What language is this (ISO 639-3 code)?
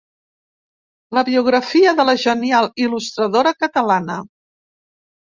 cat